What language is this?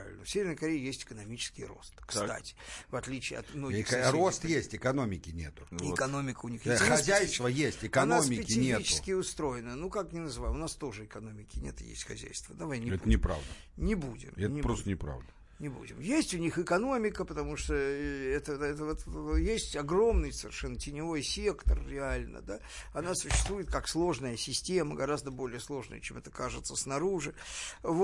Russian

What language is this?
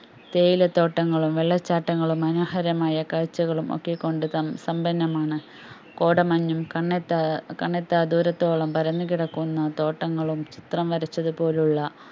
Malayalam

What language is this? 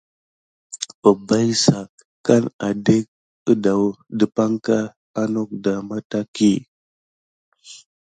Gidar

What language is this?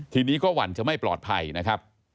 Thai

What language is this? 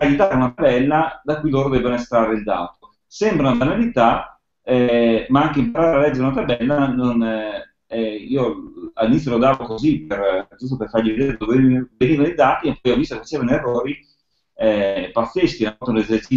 Italian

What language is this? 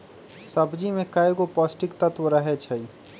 Magahi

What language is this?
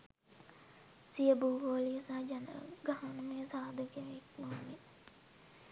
Sinhala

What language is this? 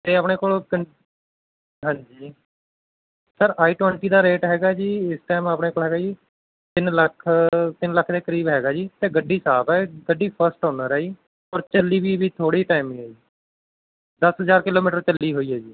Punjabi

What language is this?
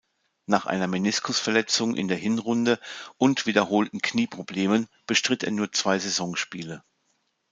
German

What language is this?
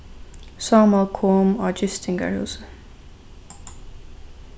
Faroese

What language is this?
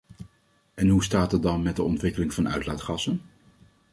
Dutch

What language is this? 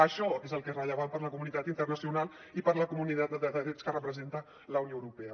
Catalan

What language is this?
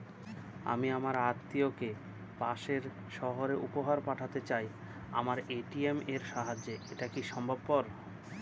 Bangla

